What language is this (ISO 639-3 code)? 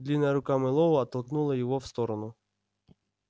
rus